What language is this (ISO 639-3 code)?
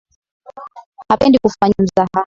swa